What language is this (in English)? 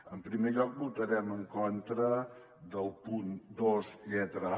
Catalan